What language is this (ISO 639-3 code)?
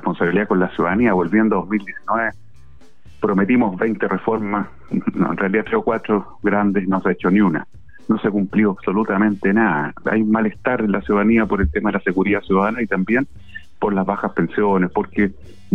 spa